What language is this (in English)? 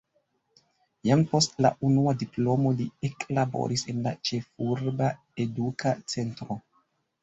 Esperanto